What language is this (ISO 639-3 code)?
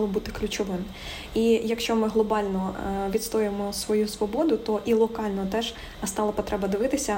ukr